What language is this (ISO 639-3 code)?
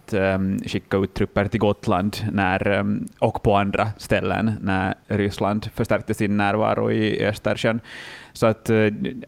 swe